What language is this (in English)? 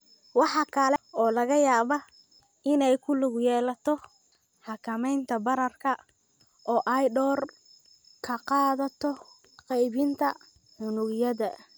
Somali